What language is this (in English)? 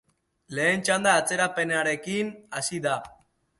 Basque